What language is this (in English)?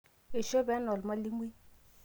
Masai